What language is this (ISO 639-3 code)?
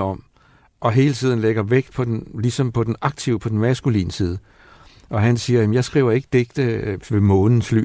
dan